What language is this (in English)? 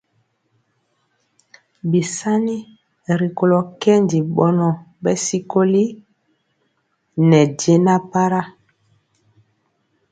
Mpiemo